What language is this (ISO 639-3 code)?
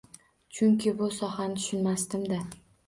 uzb